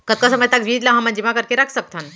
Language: Chhattisgarhi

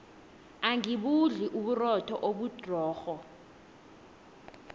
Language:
South Ndebele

